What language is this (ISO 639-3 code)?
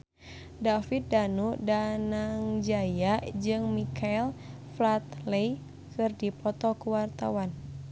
sun